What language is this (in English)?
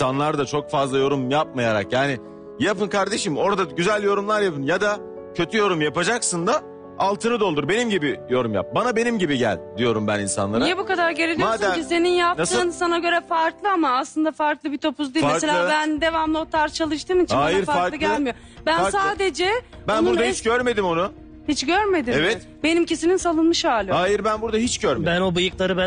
Turkish